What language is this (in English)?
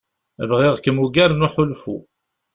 Kabyle